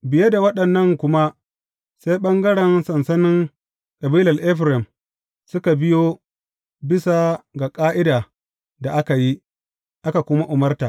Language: Hausa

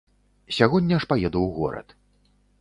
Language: Belarusian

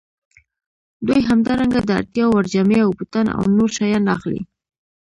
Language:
Pashto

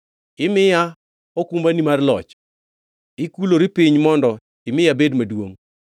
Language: Luo (Kenya and Tanzania)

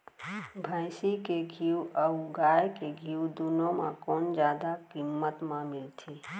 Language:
Chhattisgarhi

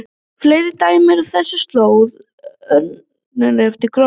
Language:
Icelandic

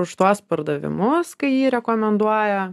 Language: Lithuanian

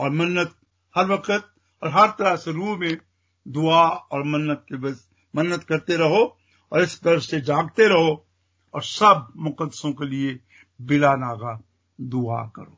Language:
Hindi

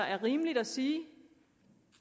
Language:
Danish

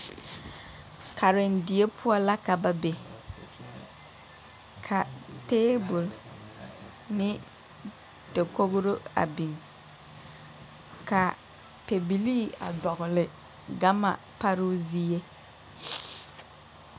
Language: Southern Dagaare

